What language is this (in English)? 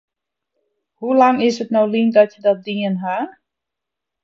Western Frisian